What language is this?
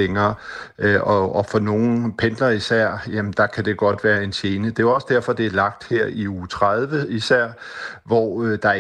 Danish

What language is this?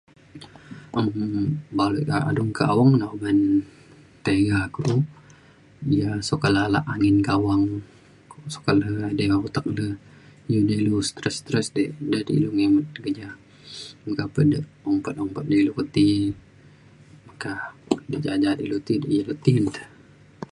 Mainstream Kenyah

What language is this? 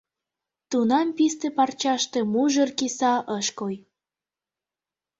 Mari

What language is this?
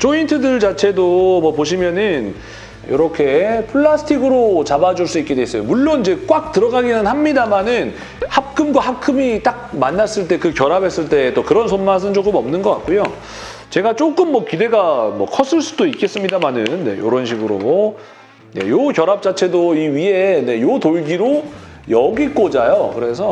Korean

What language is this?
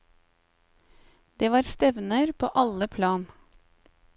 Norwegian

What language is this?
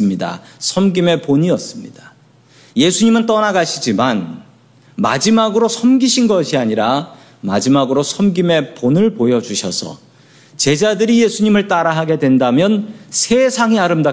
Korean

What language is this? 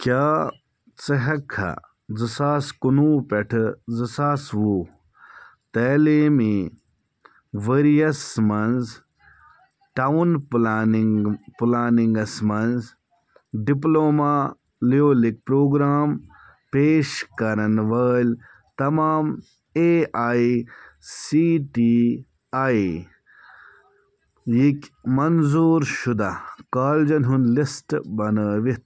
Kashmiri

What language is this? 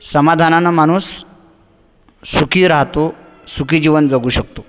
Marathi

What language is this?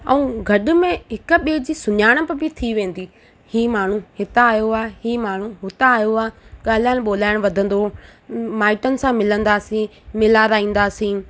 Sindhi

